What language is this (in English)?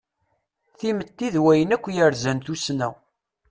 Kabyle